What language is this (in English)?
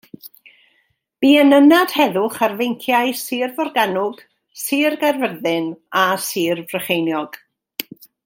Welsh